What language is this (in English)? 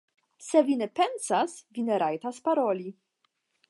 Esperanto